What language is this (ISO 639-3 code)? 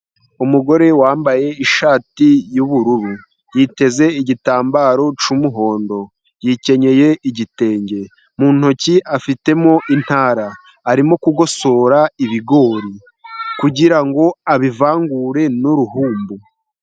kin